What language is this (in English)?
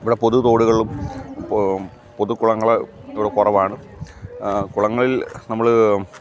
Malayalam